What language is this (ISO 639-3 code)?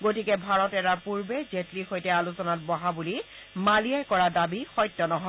asm